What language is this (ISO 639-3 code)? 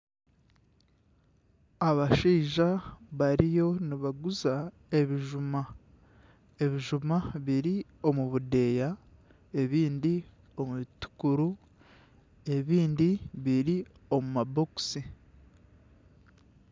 nyn